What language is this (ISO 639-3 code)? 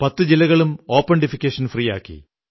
mal